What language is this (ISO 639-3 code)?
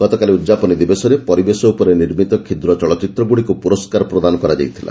ori